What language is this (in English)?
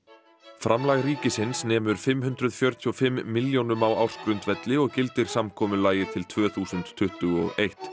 Icelandic